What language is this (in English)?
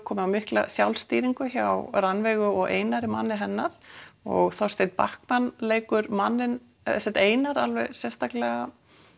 Icelandic